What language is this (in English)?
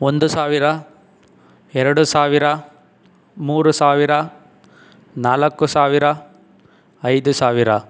Kannada